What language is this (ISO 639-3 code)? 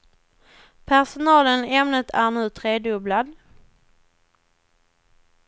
swe